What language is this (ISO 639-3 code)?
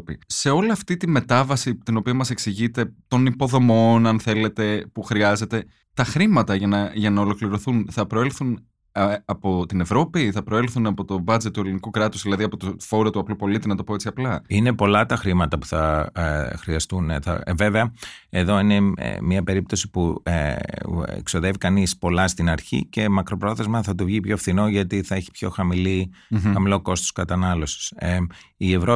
ell